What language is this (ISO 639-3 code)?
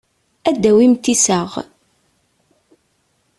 kab